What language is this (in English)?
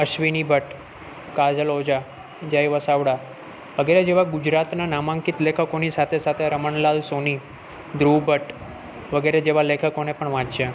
Gujarati